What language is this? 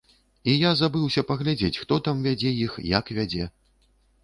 Belarusian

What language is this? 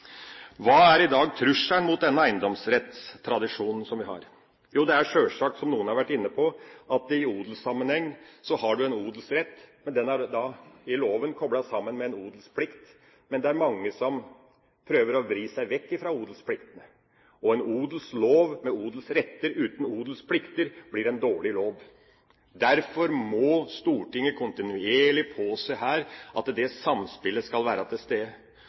Norwegian Bokmål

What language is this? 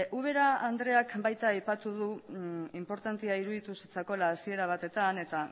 Basque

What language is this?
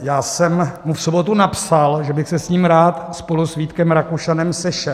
Czech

